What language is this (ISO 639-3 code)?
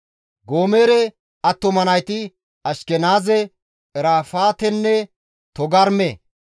gmv